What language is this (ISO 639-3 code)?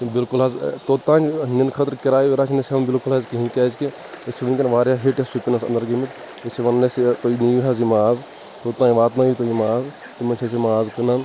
kas